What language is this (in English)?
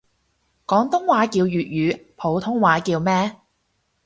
Cantonese